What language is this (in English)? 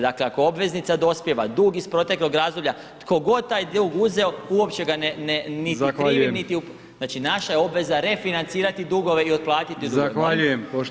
Croatian